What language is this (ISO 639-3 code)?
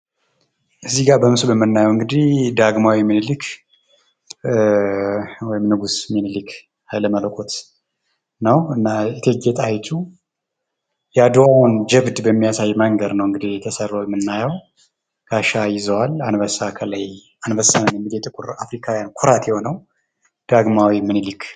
amh